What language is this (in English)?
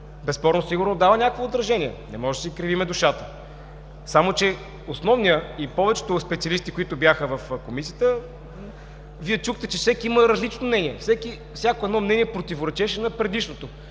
Bulgarian